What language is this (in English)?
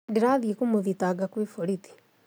Kikuyu